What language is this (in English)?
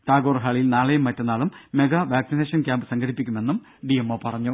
Malayalam